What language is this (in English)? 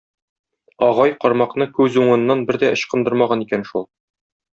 Tatar